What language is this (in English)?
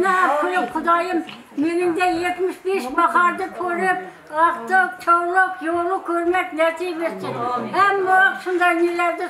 Arabic